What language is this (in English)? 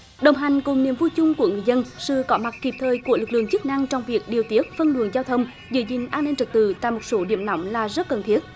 Vietnamese